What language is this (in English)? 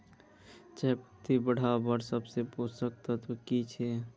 Magahi